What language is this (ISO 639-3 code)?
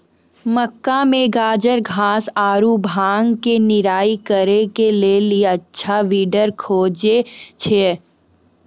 mai